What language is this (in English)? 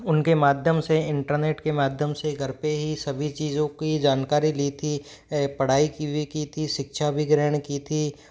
Hindi